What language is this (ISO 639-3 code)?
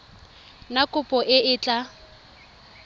tsn